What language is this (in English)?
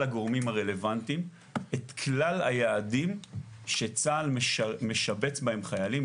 Hebrew